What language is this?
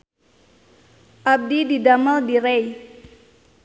Sundanese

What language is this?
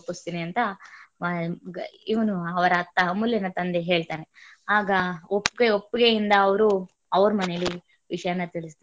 Kannada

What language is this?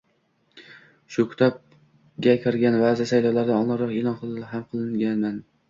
Uzbek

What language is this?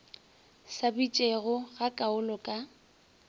Northern Sotho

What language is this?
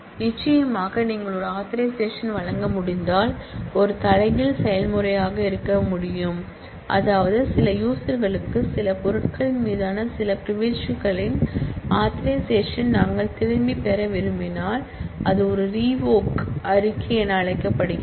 Tamil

